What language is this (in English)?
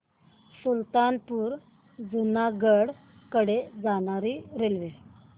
Marathi